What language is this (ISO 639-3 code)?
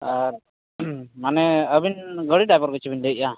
sat